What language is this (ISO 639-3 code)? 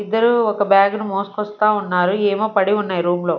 tel